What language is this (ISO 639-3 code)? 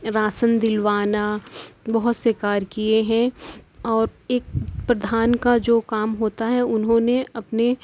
urd